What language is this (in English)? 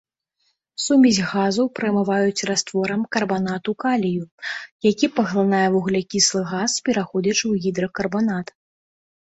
Belarusian